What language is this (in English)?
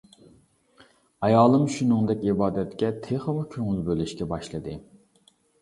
Uyghur